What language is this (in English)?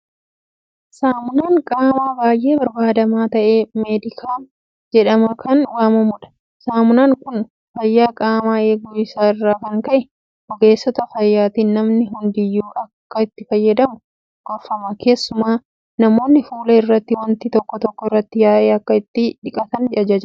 Oromo